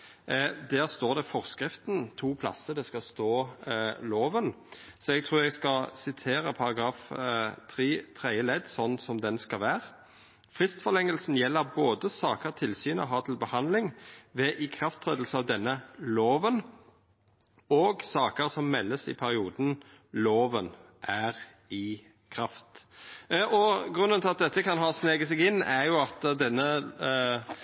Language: Norwegian Nynorsk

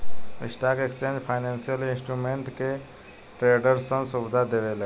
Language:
Bhojpuri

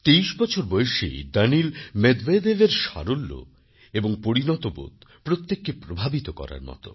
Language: Bangla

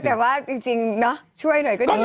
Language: Thai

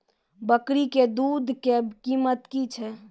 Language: Maithili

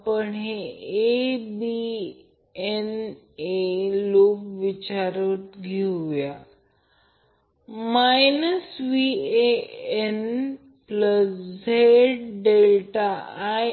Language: Marathi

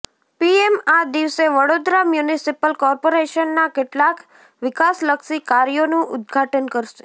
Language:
Gujarati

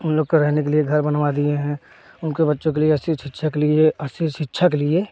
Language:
Hindi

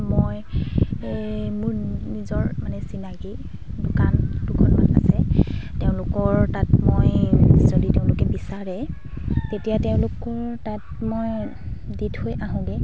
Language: Assamese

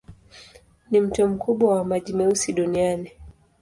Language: Swahili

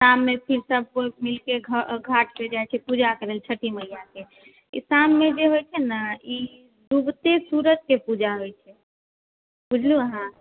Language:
Maithili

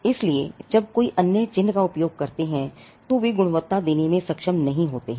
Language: Hindi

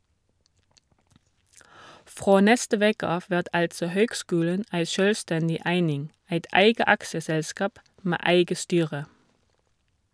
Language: Norwegian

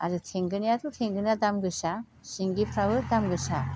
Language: Bodo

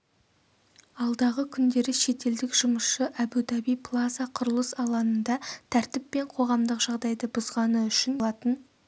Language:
Kazakh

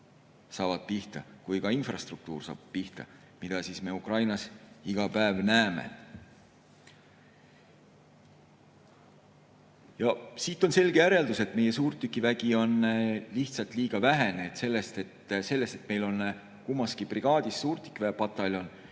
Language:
Estonian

